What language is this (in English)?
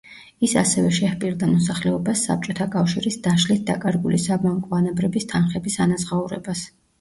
Georgian